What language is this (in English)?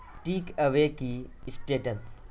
Urdu